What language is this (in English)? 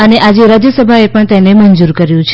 Gujarati